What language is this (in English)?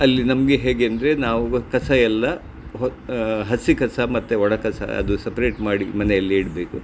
Kannada